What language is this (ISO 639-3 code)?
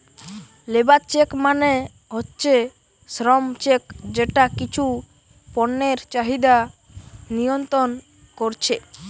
ben